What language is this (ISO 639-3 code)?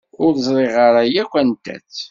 kab